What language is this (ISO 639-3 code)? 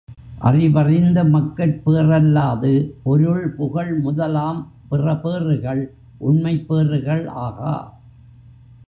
tam